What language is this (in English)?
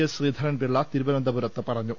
Malayalam